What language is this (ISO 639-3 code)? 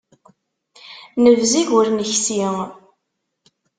kab